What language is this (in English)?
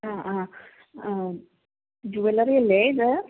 Malayalam